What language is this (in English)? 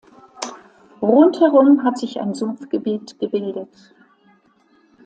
German